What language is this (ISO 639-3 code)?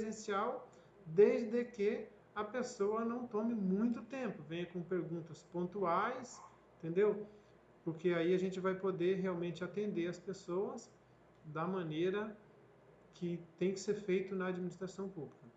por